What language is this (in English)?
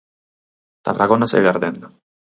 Galician